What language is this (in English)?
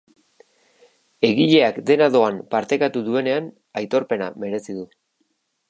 Basque